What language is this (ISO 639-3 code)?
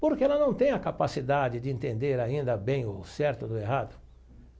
por